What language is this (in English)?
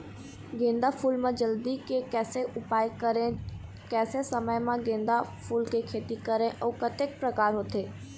Chhattisgarhi